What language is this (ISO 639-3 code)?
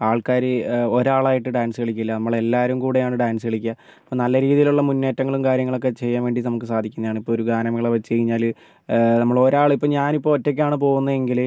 mal